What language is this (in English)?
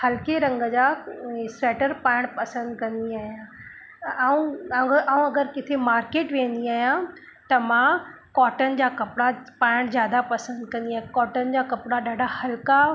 Sindhi